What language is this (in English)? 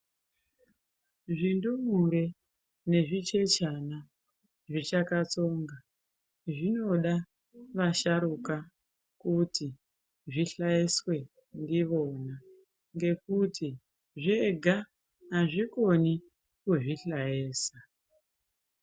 Ndau